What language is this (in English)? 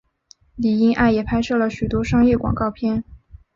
Chinese